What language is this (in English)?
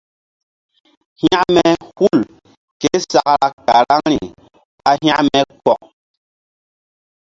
Mbum